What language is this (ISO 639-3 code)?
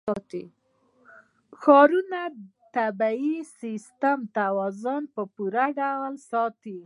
pus